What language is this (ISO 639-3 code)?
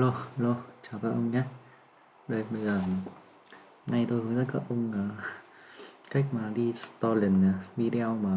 vie